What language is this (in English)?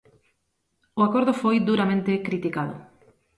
Galician